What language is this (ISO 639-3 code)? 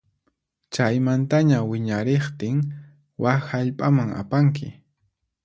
qxp